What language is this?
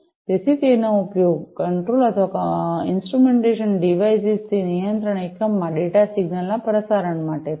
Gujarati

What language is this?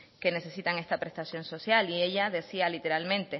Spanish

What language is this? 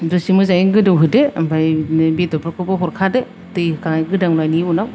Bodo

